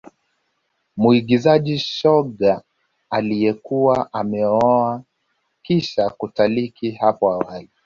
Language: Swahili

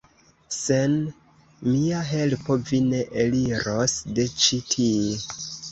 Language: Esperanto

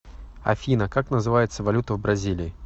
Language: Russian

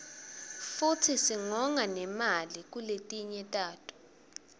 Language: Swati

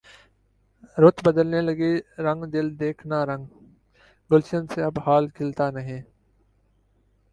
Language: Urdu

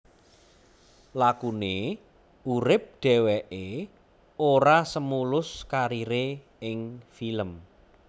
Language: Javanese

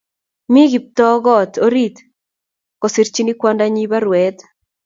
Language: Kalenjin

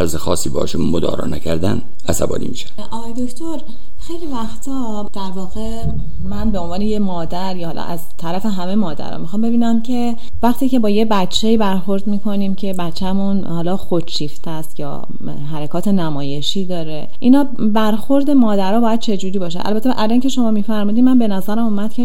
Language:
Persian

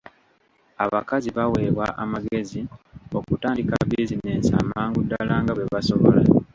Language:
Ganda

